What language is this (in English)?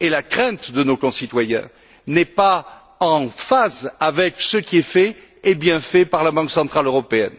French